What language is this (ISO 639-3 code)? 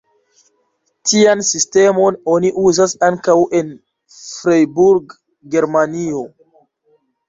epo